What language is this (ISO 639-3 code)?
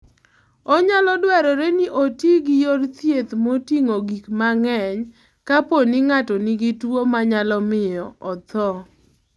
luo